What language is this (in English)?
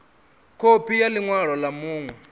Venda